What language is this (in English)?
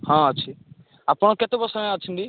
Odia